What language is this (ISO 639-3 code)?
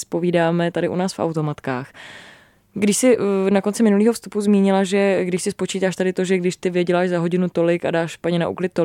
ces